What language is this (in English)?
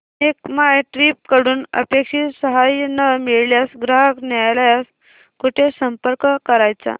Marathi